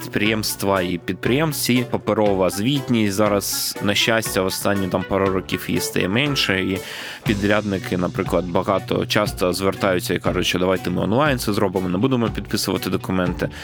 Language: Ukrainian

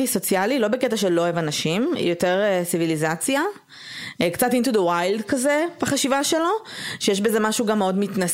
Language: Hebrew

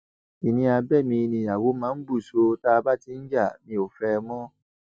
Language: Yoruba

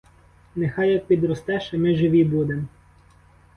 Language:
Ukrainian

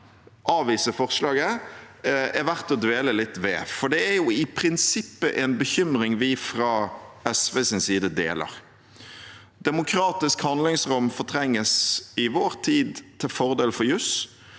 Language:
Norwegian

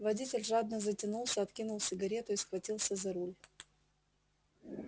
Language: Russian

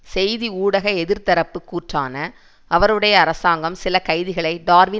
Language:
Tamil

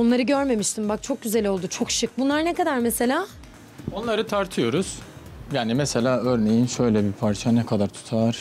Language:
Turkish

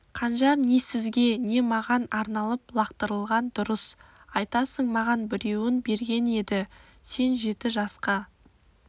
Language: Kazakh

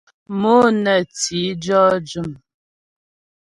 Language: Ghomala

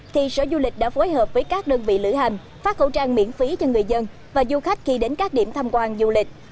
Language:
Vietnamese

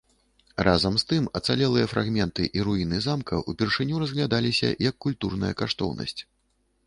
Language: Belarusian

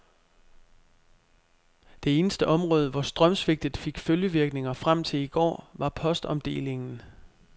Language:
Danish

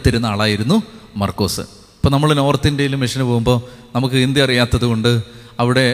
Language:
Malayalam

